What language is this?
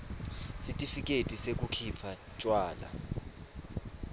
Swati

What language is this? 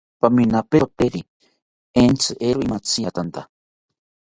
South Ucayali Ashéninka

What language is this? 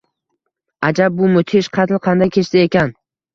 Uzbek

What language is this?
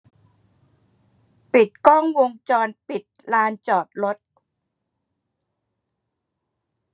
Thai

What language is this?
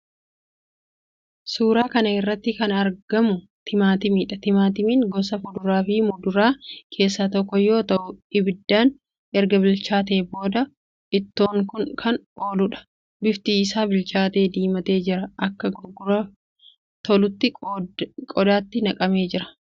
Oromo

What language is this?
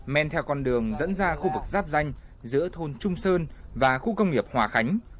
Vietnamese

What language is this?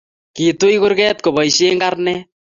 Kalenjin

